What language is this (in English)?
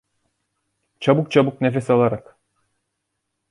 Turkish